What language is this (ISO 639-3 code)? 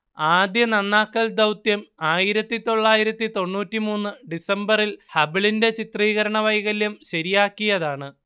mal